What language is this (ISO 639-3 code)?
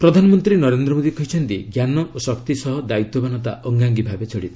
ori